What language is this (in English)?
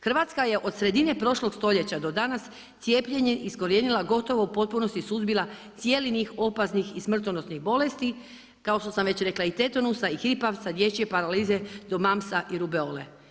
Croatian